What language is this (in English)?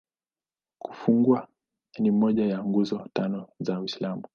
Swahili